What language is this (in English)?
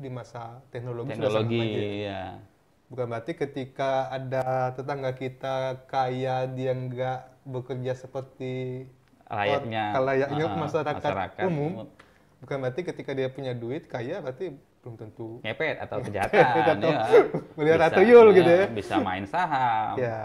Indonesian